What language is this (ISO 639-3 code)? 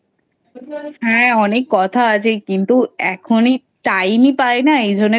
ben